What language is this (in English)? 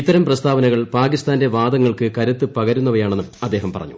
Malayalam